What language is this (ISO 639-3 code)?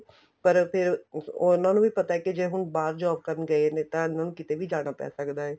pan